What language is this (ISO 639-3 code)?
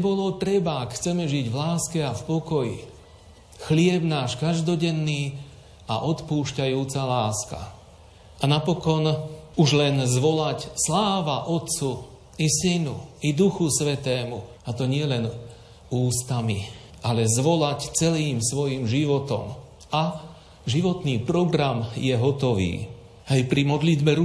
slk